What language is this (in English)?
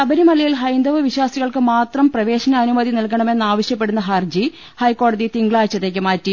Malayalam